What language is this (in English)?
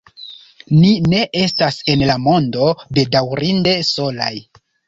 Esperanto